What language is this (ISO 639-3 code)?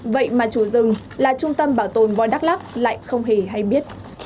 vie